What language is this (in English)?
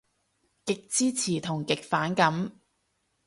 Cantonese